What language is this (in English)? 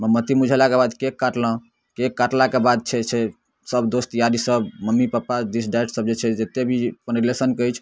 Maithili